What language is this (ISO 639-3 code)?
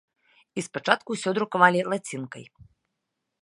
bel